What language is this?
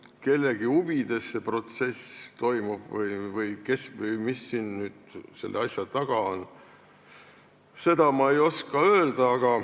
Estonian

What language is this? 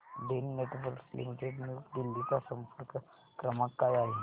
Marathi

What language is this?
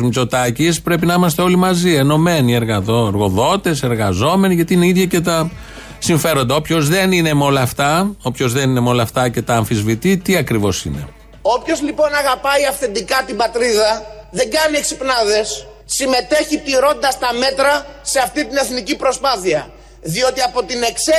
Greek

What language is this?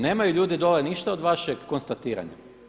Croatian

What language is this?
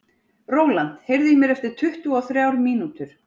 Icelandic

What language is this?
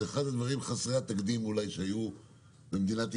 Hebrew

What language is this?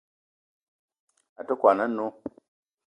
Eton (Cameroon)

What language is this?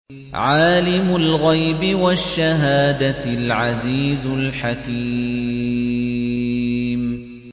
Arabic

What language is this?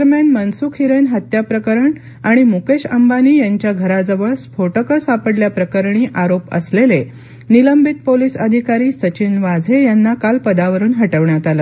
Marathi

